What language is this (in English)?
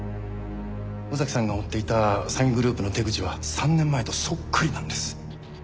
Japanese